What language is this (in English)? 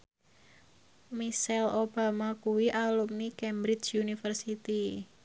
Javanese